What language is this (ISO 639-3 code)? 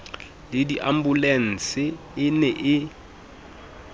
sot